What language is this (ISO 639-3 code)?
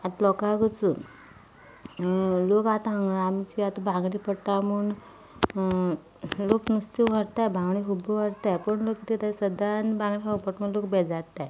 kok